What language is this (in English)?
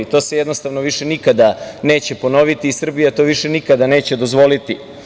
Serbian